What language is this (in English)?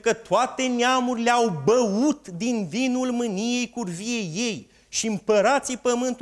Romanian